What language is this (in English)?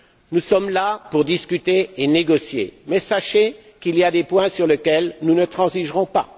French